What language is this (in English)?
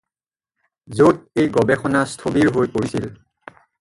Assamese